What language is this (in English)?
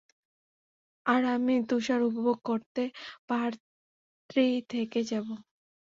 Bangla